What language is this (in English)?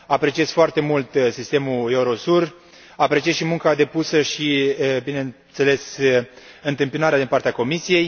Romanian